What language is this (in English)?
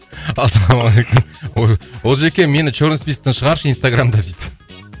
Kazakh